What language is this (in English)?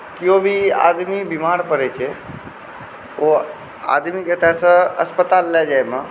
Maithili